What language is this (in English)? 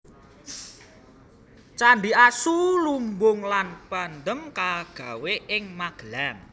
Javanese